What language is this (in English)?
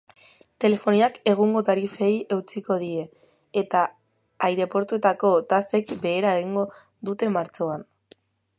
Basque